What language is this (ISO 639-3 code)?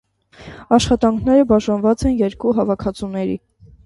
hye